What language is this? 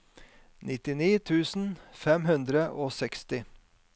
Norwegian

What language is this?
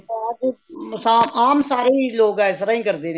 Punjabi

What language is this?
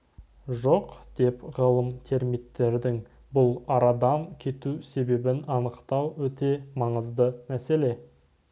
Kazakh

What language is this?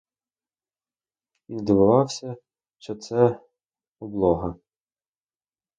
Ukrainian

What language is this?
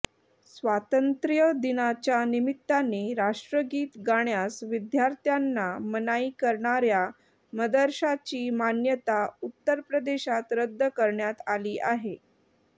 Marathi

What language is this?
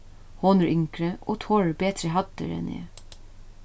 Faroese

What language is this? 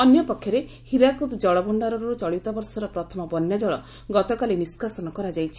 Odia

